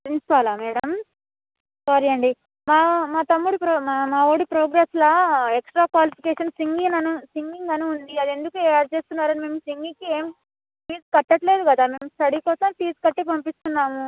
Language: Telugu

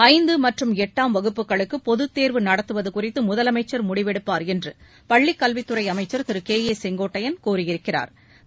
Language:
Tamil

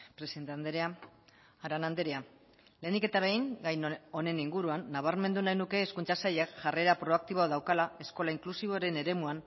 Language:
Basque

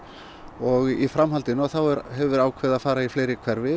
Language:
Icelandic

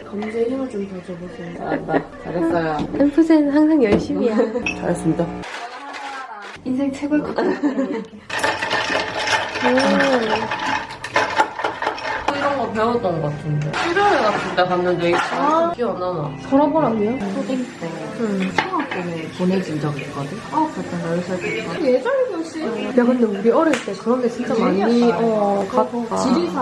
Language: Korean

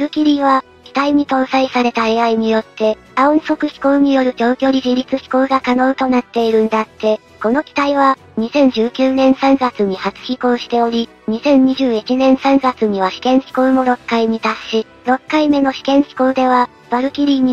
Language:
Japanese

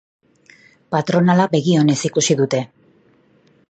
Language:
Basque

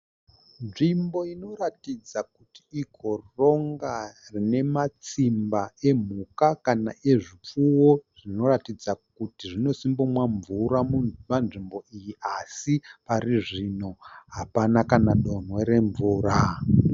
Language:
Shona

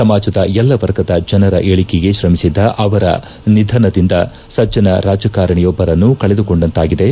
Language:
Kannada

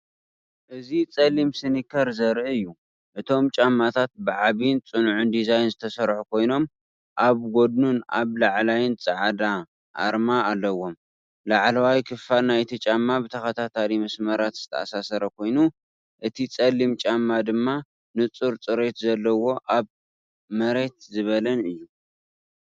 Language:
Tigrinya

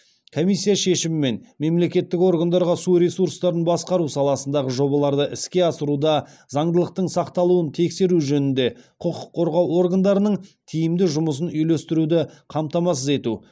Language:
Kazakh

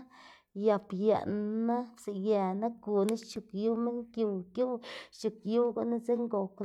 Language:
Xanaguía Zapotec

